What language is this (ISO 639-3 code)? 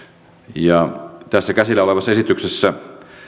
fin